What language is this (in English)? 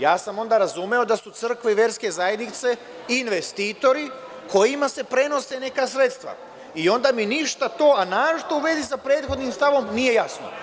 Serbian